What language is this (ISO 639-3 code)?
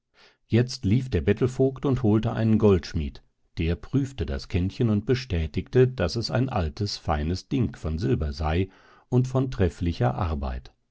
deu